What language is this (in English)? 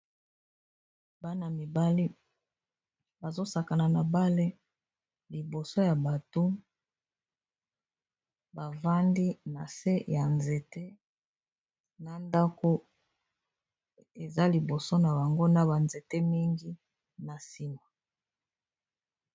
Lingala